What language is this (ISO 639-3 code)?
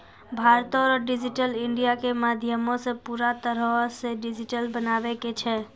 mai